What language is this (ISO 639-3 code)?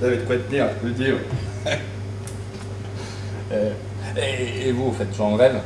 fra